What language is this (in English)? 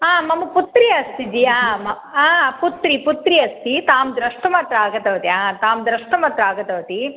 Sanskrit